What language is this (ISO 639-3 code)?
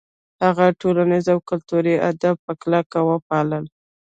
pus